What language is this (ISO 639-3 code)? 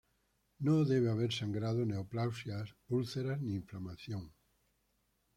spa